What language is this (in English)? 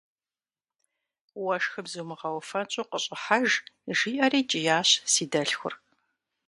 Kabardian